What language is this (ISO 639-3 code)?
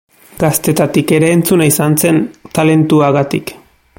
eus